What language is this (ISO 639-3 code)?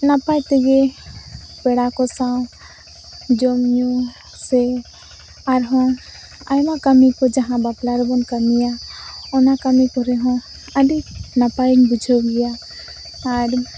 sat